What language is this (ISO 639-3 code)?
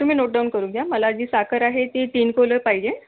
mar